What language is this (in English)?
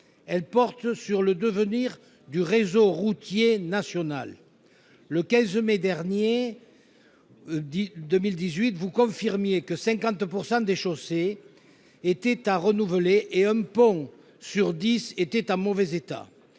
French